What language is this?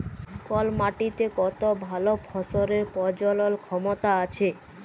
Bangla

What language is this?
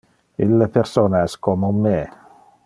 Interlingua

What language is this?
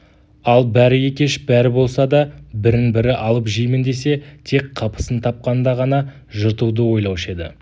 Kazakh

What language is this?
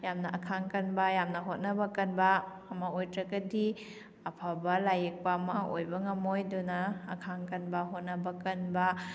Manipuri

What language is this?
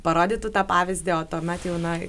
Lithuanian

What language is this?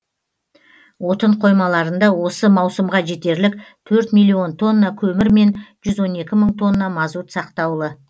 Kazakh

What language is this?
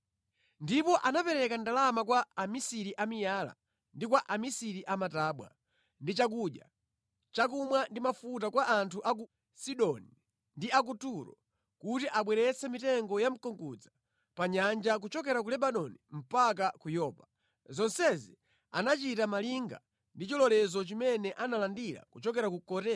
Nyanja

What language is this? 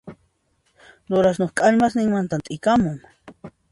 Puno Quechua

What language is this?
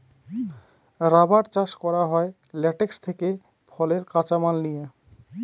Bangla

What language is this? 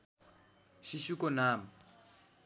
Nepali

